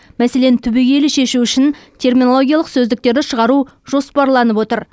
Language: Kazakh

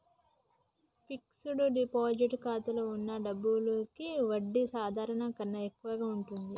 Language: Telugu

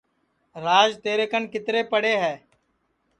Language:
Sansi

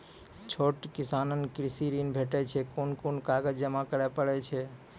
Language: Maithili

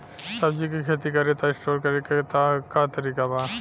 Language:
Bhojpuri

